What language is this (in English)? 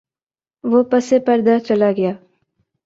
Urdu